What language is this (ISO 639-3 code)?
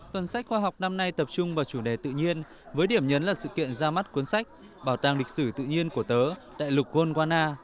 vie